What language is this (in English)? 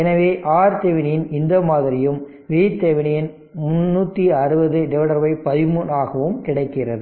Tamil